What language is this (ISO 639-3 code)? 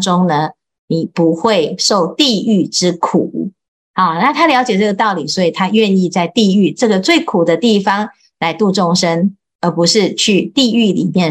zho